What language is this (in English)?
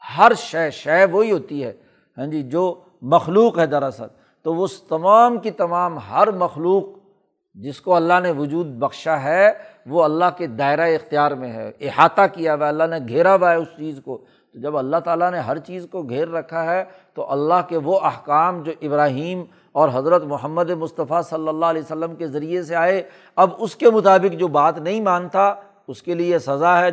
Urdu